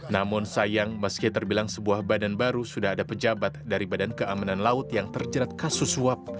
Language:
Indonesian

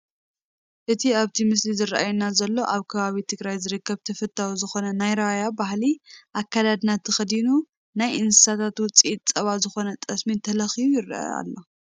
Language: Tigrinya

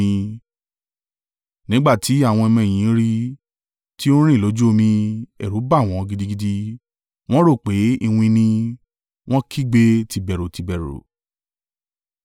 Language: Yoruba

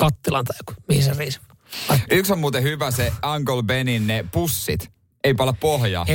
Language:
Finnish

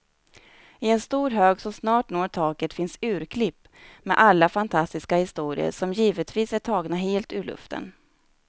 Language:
Swedish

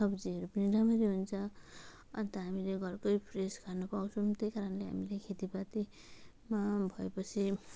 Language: Nepali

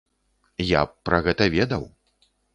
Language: Belarusian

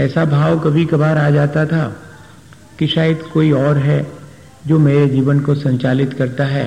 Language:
Hindi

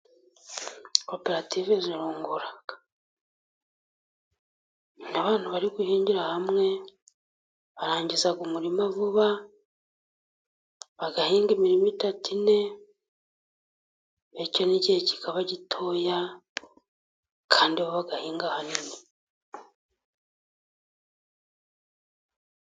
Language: Kinyarwanda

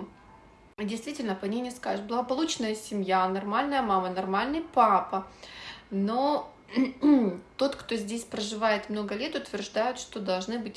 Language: Russian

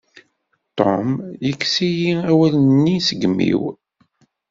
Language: Kabyle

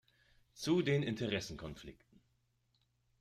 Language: German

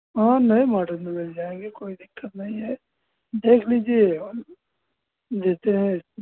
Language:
Hindi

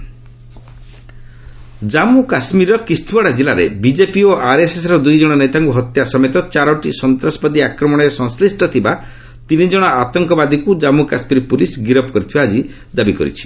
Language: Odia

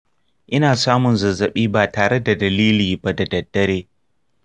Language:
Hausa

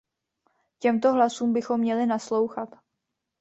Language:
Czech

